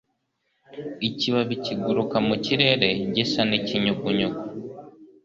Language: Kinyarwanda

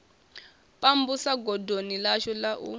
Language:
Venda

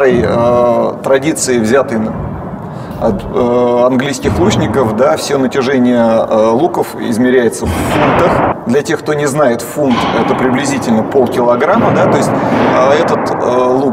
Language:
Russian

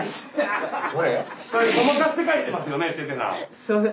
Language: Japanese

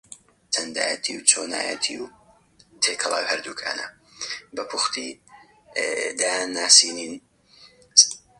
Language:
Central Kurdish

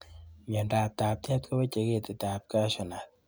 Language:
Kalenjin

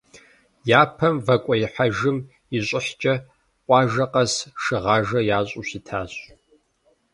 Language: Kabardian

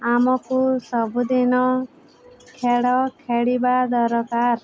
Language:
Odia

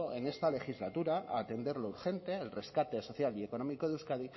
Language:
Spanish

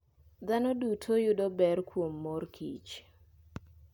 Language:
Luo (Kenya and Tanzania)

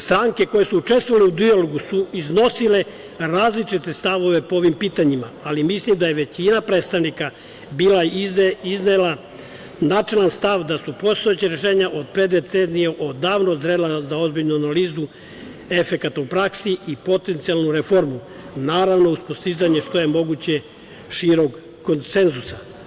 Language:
Serbian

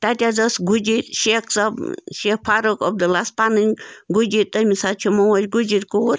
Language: Kashmiri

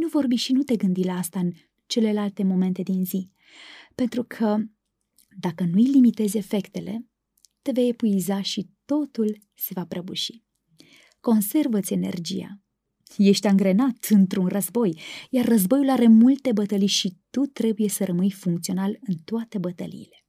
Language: Romanian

